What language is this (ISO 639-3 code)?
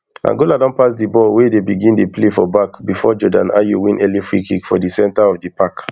pcm